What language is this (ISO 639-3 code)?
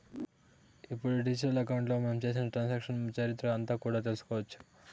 tel